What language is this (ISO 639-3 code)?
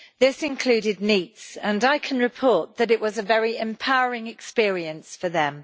eng